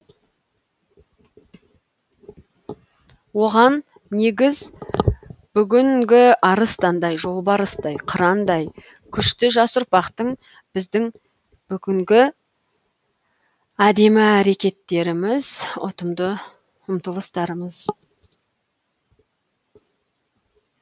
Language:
Kazakh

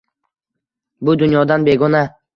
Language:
Uzbek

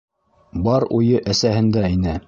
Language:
Bashkir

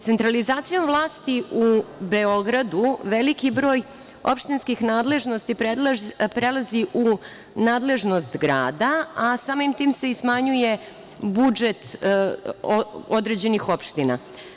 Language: Serbian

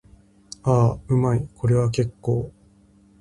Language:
Japanese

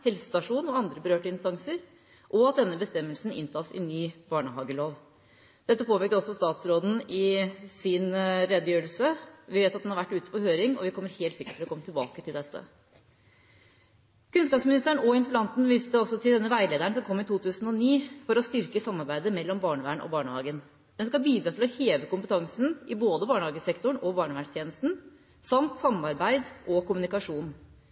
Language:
Norwegian Bokmål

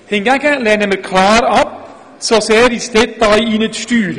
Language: Swiss German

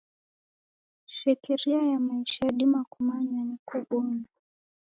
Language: Taita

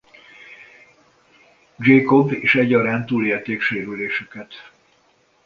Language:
Hungarian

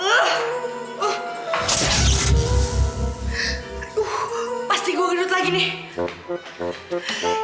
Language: Indonesian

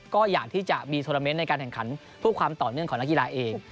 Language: Thai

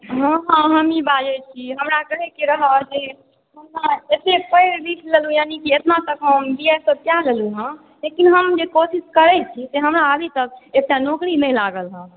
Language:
Maithili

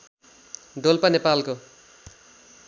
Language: Nepali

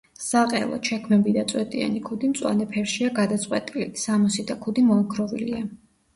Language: Georgian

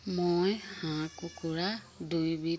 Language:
Assamese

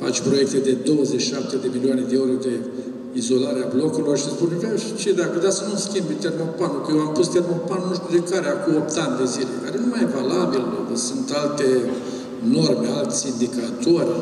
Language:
Romanian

